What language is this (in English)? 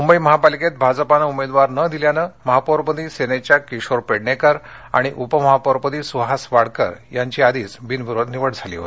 Marathi